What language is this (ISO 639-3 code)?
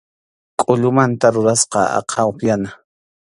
qxu